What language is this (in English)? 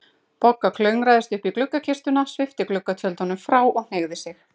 Icelandic